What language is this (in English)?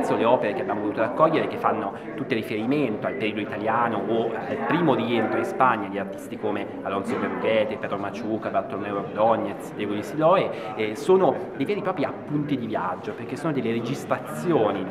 Italian